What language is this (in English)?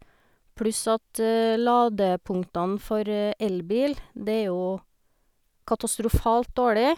Norwegian